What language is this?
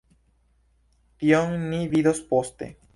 Esperanto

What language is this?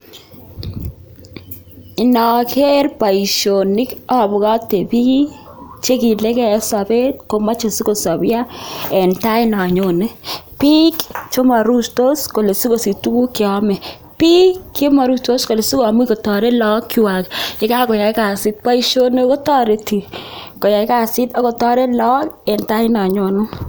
Kalenjin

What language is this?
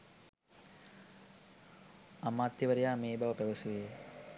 Sinhala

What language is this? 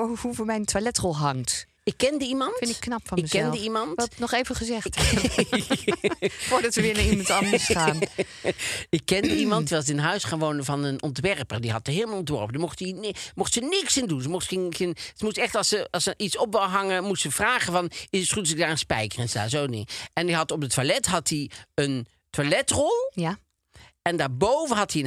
Dutch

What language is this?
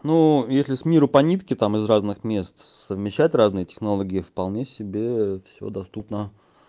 Russian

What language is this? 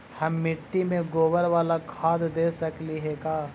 Magahi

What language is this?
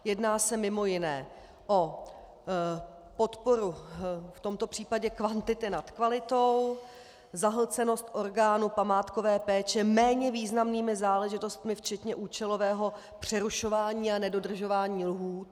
Czech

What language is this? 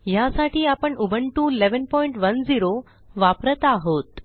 Marathi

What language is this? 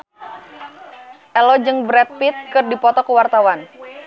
Sundanese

